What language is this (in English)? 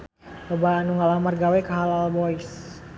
Sundanese